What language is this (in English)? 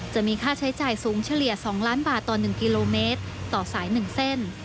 Thai